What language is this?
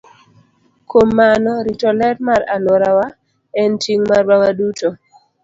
Luo (Kenya and Tanzania)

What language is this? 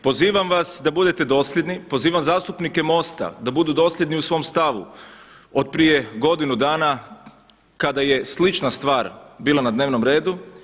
Croatian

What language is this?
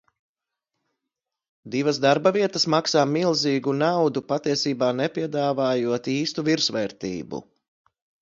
Latvian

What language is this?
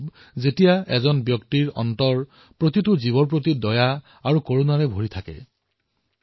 Assamese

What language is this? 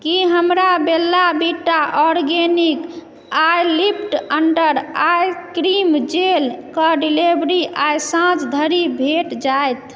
Maithili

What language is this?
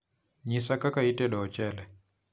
Luo (Kenya and Tanzania)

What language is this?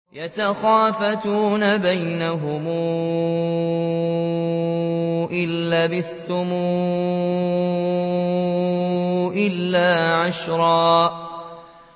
Arabic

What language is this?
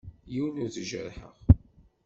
Kabyle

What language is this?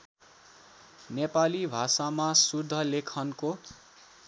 Nepali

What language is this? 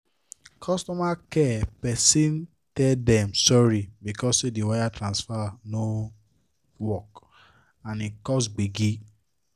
Nigerian Pidgin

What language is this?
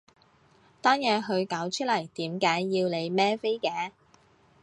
Cantonese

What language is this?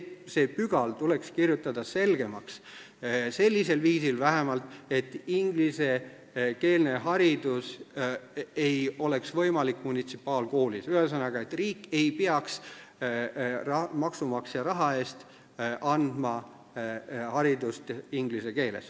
Estonian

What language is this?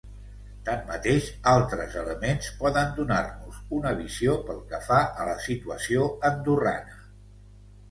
Catalan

